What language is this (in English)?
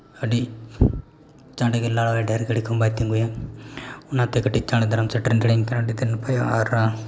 Santali